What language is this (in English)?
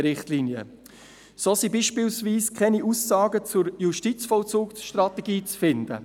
Swiss German